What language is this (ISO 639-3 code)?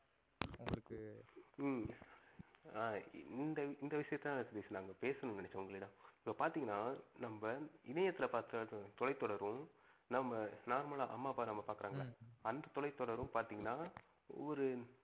tam